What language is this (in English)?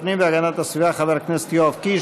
Hebrew